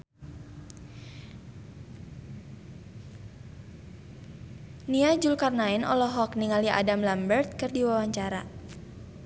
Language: Sundanese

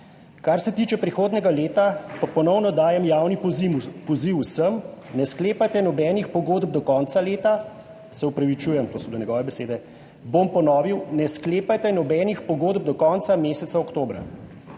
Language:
Slovenian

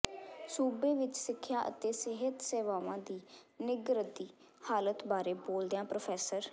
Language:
Punjabi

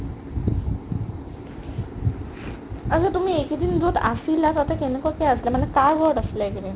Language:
Assamese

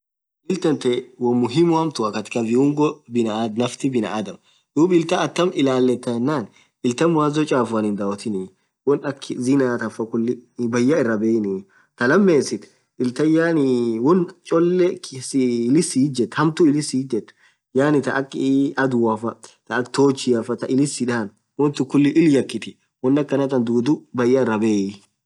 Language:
Orma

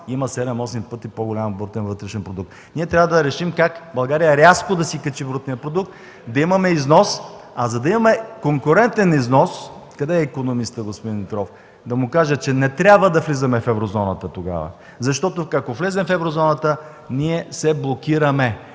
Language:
Bulgarian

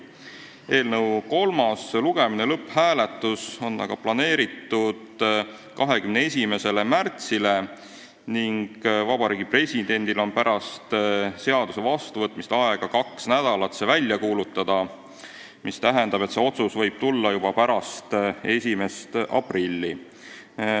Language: Estonian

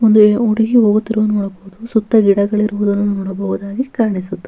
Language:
Kannada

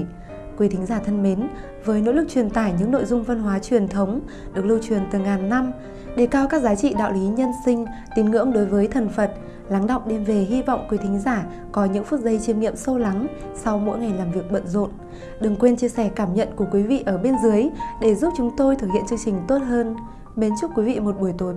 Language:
Vietnamese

